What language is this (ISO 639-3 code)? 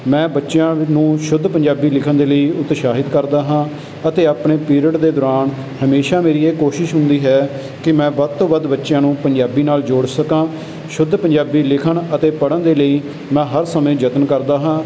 pan